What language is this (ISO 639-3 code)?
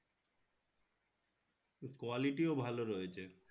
ben